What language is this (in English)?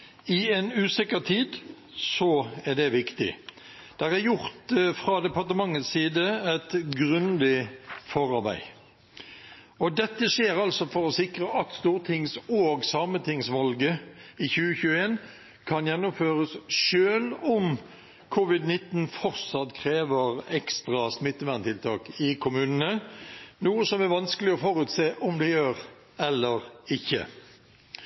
Norwegian Bokmål